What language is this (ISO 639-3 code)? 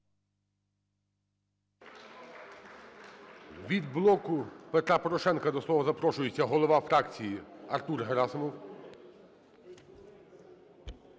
ukr